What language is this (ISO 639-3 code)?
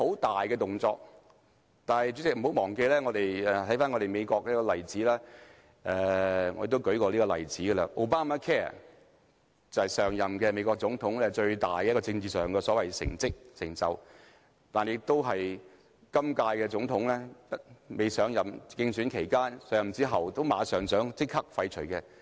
yue